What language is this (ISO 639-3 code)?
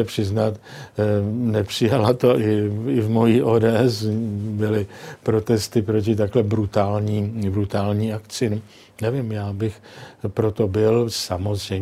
ces